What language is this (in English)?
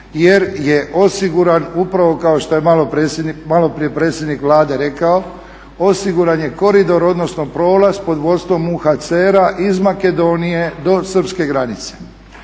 Croatian